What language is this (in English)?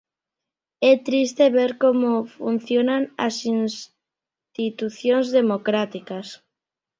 Galician